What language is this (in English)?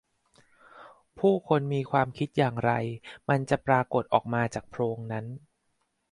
Thai